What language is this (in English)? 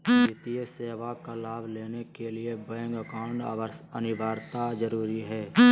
Magahi